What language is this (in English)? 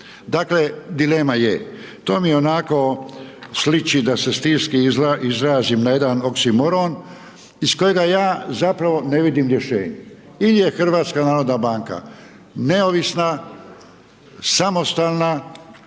Croatian